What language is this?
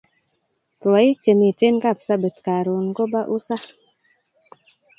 Kalenjin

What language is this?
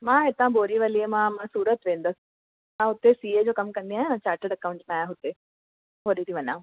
Sindhi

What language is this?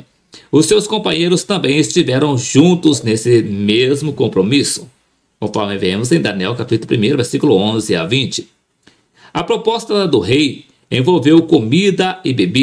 Portuguese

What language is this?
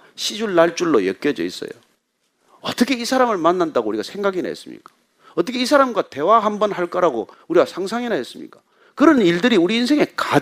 Korean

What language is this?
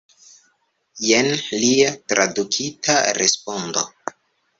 Esperanto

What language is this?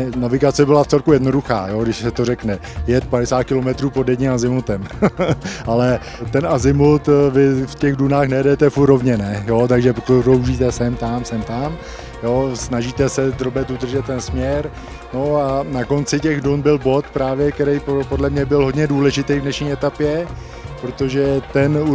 Czech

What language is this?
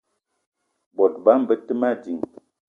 Eton (Cameroon)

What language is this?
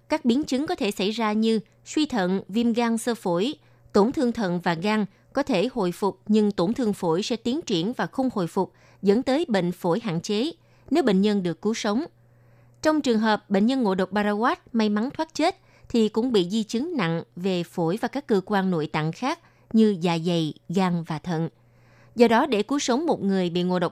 Vietnamese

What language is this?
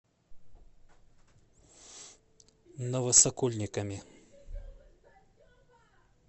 Russian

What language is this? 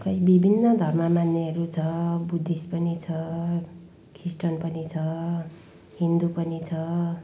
Nepali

